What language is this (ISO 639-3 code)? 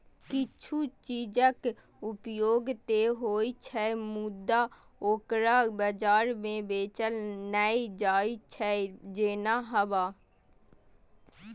mai